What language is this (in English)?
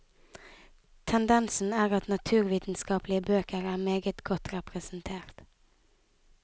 Norwegian